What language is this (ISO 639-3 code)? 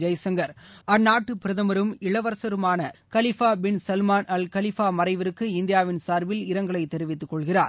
tam